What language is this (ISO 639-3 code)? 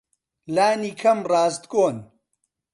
ckb